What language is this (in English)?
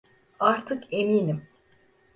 Turkish